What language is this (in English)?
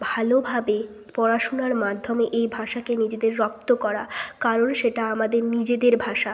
Bangla